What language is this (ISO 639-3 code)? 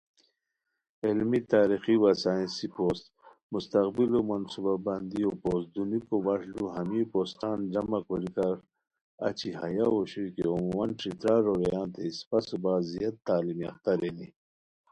khw